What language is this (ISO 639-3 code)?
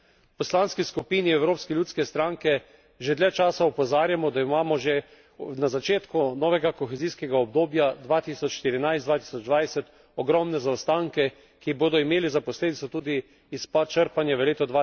slv